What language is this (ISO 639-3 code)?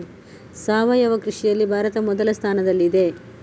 kan